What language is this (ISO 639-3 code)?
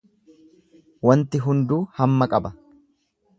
orm